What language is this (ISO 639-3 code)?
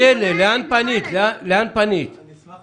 heb